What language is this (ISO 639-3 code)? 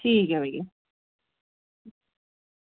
doi